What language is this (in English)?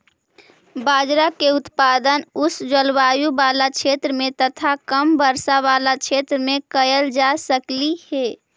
Magahi